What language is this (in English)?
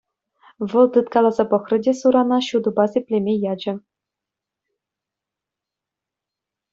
Chuvash